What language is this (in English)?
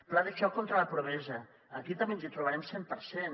Catalan